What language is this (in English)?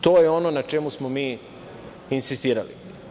Serbian